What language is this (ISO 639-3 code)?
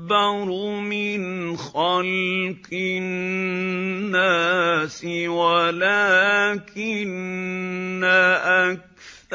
ara